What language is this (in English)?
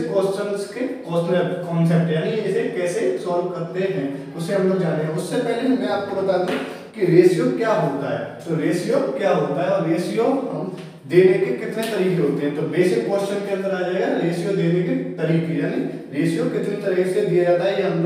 Hindi